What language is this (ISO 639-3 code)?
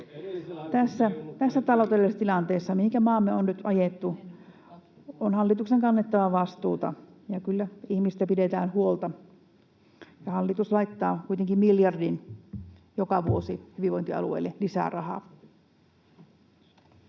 fin